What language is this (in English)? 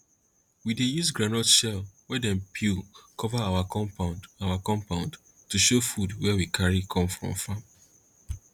Nigerian Pidgin